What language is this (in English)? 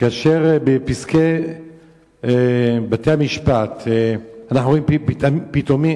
Hebrew